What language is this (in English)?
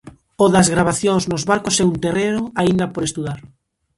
Galician